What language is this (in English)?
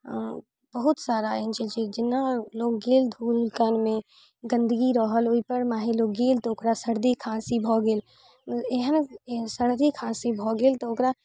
Maithili